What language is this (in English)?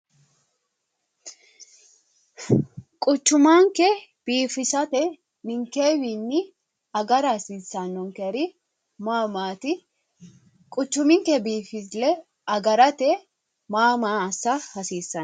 Sidamo